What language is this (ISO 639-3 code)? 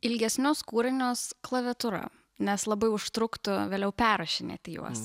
lit